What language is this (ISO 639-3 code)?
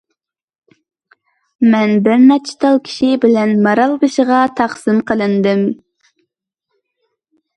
uig